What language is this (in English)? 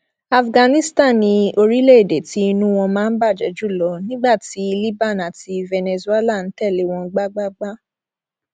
Yoruba